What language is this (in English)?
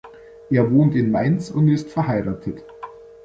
German